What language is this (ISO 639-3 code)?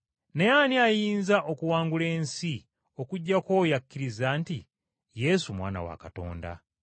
lug